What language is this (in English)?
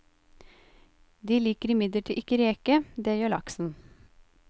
Norwegian